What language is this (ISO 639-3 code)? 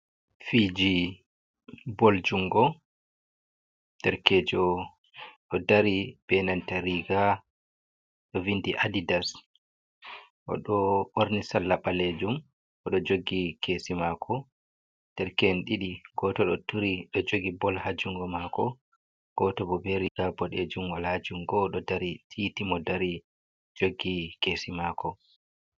ful